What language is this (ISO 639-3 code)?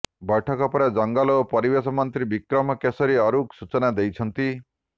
ori